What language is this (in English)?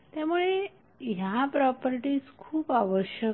Marathi